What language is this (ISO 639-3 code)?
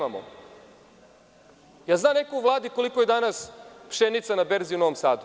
srp